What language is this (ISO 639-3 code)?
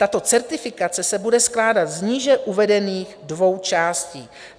ces